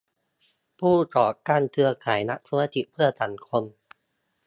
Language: Thai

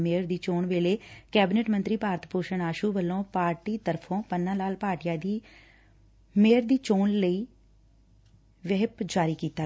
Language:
Punjabi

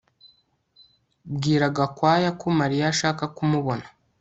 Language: Kinyarwanda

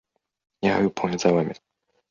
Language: Chinese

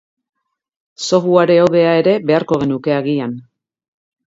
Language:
Basque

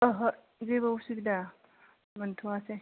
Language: Bodo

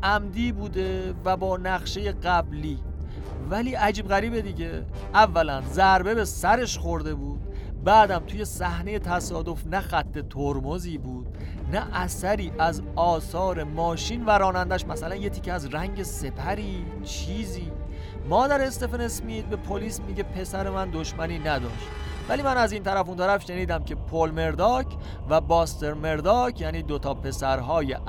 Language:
Persian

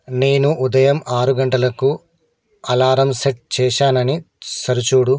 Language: Telugu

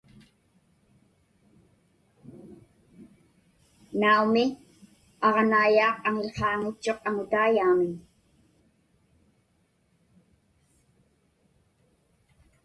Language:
Inupiaq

